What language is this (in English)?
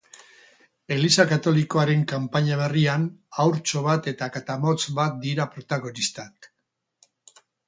Basque